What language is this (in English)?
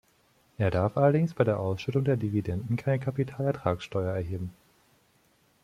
German